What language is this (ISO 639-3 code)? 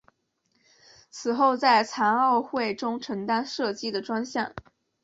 zho